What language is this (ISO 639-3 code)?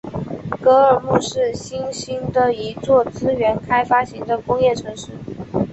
zho